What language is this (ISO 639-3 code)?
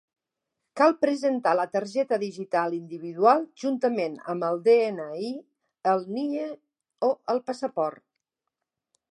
cat